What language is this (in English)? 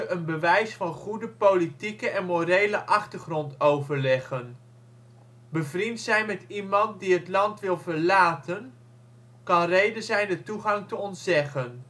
Dutch